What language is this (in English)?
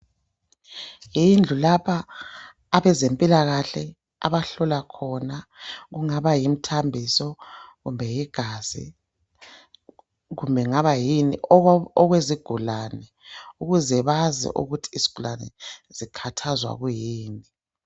North Ndebele